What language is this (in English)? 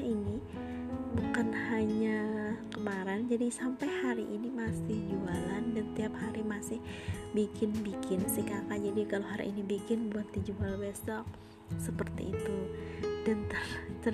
Indonesian